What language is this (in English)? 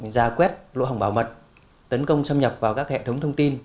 Vietnamese